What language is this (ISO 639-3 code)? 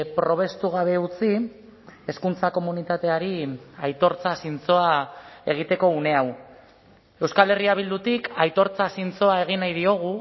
eus